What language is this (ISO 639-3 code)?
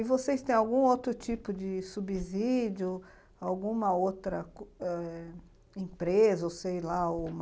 por